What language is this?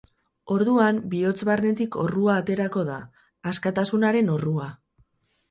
Basque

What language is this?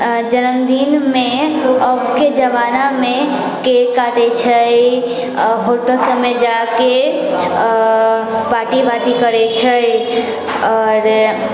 Maithili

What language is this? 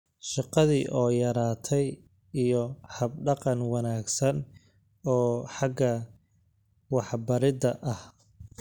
Somali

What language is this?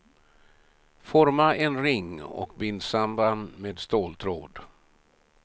Swedish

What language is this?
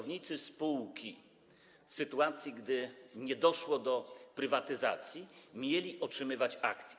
Polish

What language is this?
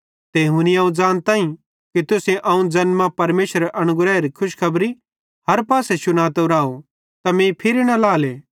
Bhadrawahi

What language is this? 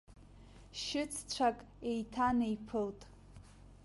Abkhazian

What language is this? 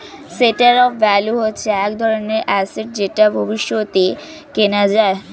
Bangla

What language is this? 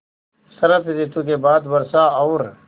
Hindi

